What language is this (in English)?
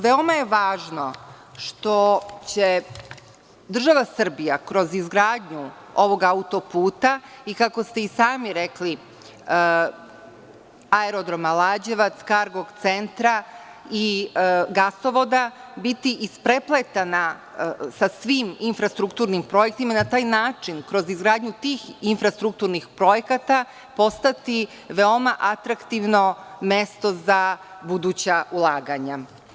Serbian